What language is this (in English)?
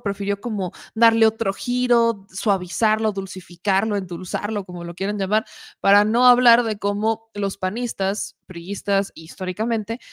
Spanish